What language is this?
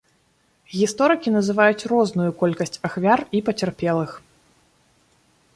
Belarusian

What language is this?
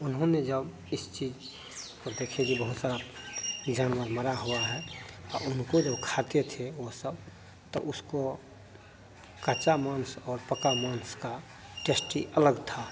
Hindi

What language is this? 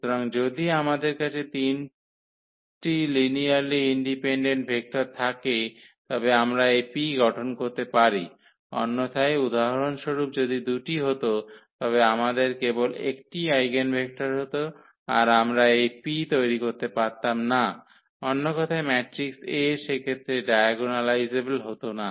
Bangla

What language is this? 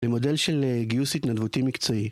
Hebrew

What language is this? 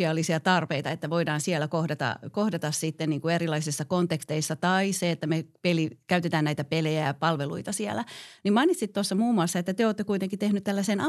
Finnish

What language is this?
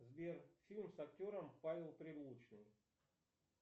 Russian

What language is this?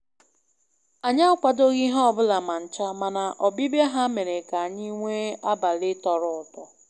Igbo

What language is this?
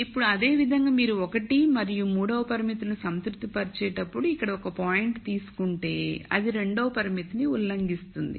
Telugu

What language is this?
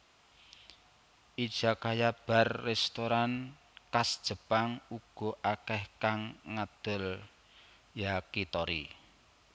Javanese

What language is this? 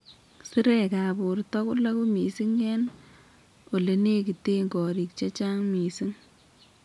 Kalenjin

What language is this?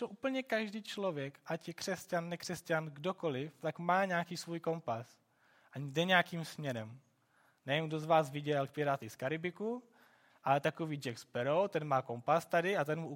Czech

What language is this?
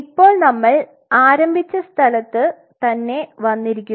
Malayalam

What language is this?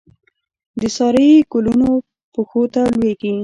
Pashto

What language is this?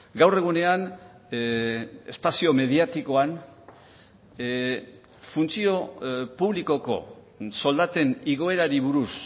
Basque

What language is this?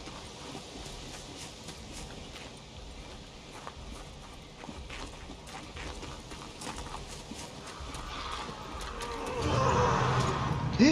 Korean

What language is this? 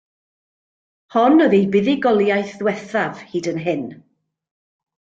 Welsh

